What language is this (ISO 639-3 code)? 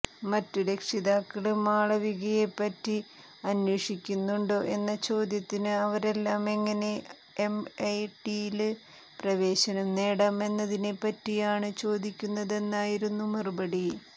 mal